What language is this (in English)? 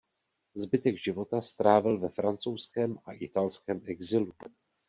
Czech